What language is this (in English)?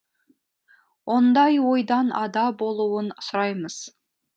Kazakh